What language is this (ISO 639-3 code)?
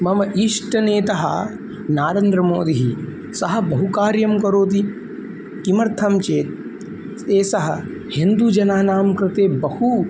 san